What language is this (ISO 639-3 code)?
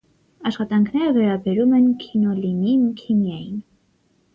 hye